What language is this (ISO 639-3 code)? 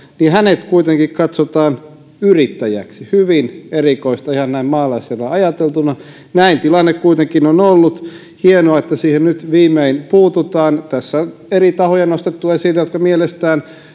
fin